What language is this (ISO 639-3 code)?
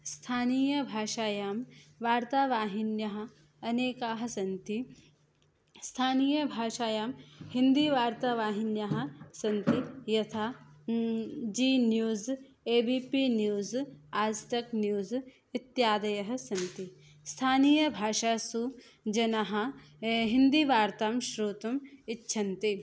san